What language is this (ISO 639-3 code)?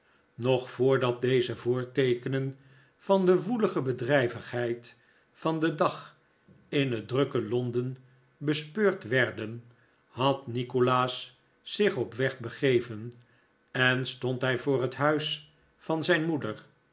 nld